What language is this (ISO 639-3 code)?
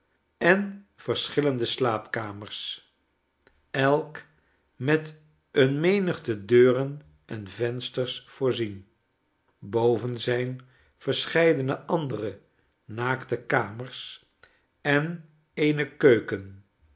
nld